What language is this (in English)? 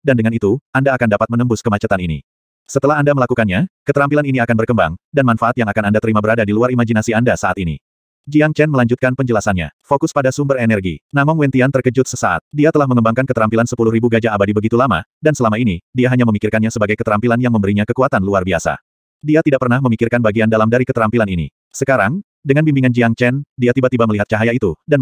Indonesian